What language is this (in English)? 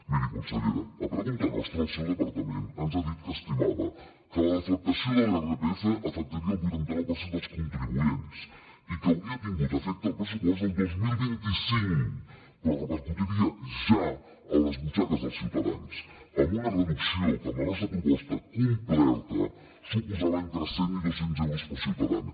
Catalan